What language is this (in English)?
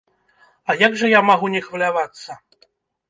Belarusian